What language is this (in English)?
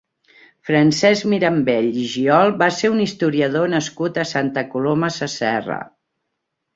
Catalan